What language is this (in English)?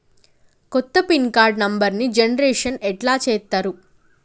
Telugu